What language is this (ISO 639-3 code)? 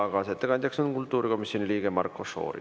est